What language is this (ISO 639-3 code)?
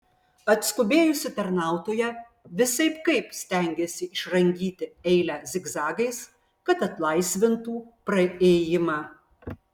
lit